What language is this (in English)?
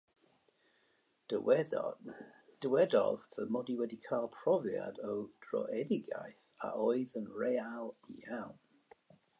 Welsh